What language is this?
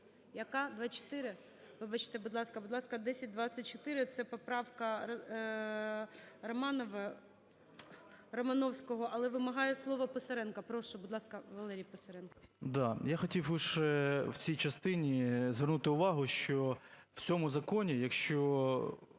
Ukrainian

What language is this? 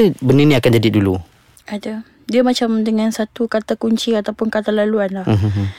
Malay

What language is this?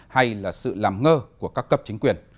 Vietnamese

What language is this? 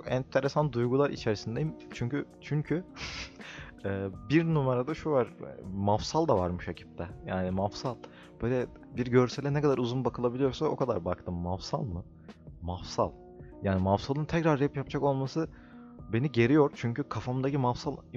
Turkish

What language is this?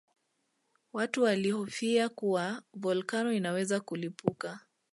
Swahili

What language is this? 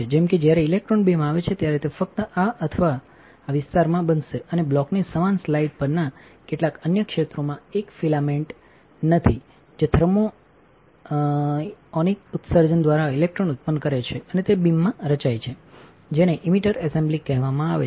Gujarati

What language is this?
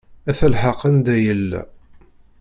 Kabyle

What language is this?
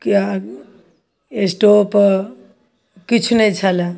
Maithili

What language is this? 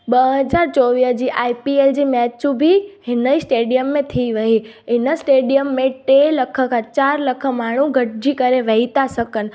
Sindhi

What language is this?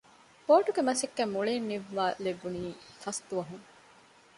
Divehi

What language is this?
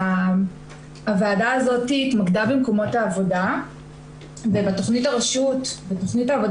Hebrew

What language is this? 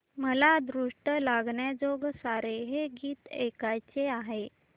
Marathi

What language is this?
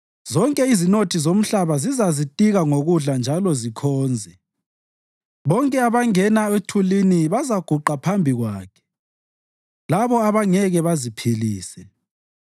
North Ndebele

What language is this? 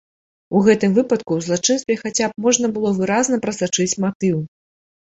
Belarusian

